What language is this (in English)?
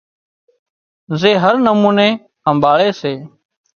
Wadiyara Koli